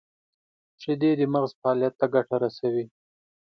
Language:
Pashto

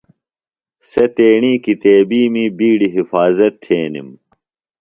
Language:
Phalura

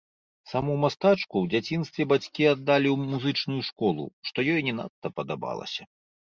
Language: Belarusian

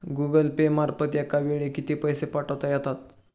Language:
Marathi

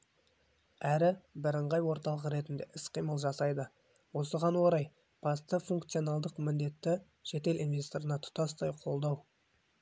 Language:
Kazakh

